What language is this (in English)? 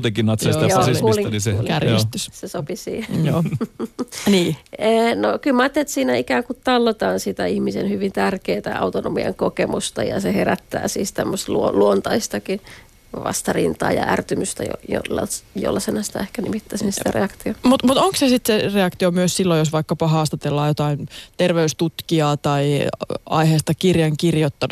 Finnish